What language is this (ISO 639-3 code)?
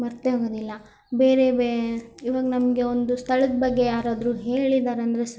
kan